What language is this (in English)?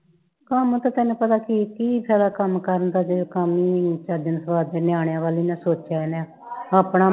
Punjabi